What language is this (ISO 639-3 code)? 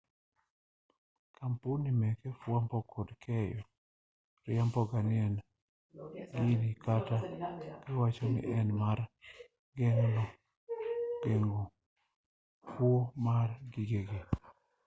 luo